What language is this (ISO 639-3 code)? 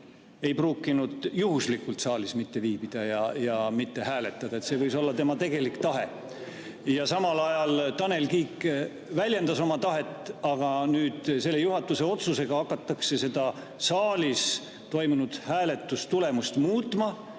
est